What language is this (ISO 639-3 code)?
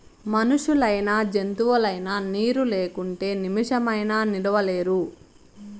tel